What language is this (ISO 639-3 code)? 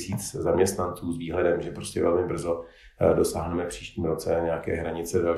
ces